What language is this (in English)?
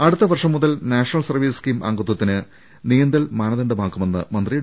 Malayalam